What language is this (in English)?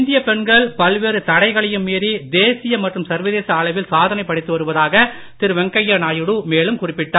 Tamil